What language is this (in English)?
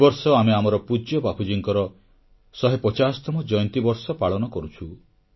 Odia